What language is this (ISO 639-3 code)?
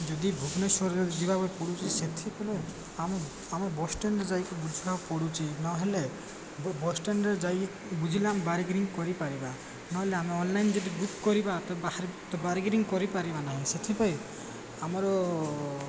ori